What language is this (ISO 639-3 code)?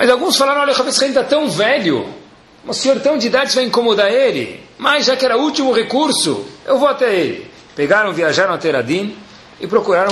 por